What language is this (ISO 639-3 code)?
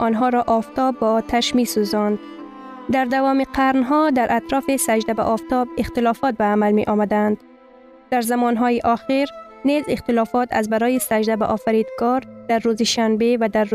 fas